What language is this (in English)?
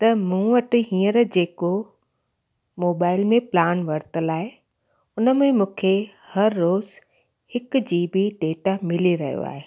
Sindhi